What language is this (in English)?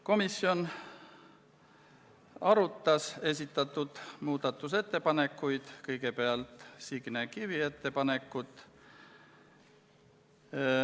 Estonian